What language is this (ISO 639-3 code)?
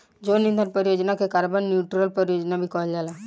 bho